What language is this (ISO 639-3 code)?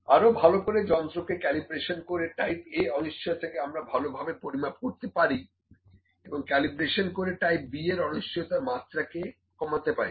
ben